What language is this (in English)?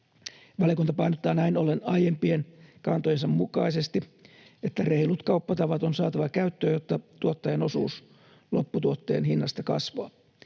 Finnish